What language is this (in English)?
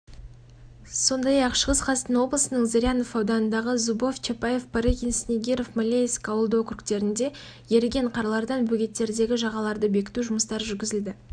Kazakh